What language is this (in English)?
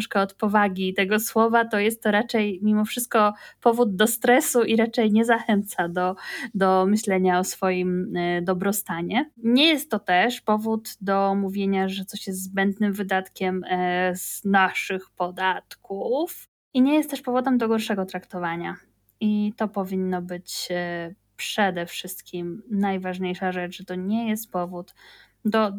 Polish